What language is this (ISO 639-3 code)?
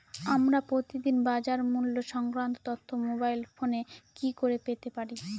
ben